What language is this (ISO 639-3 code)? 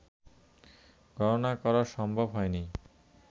ben